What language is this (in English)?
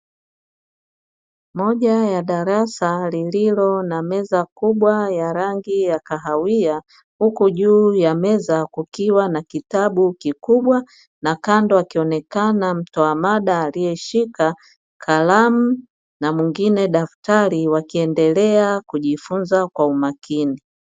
Swahili